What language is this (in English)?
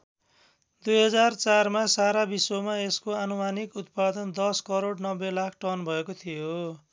Nepali